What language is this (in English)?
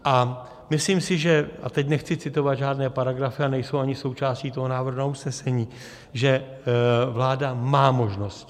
Czech